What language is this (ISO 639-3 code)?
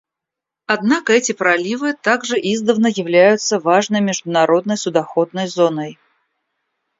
rus